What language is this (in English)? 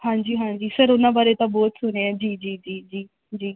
Punjabi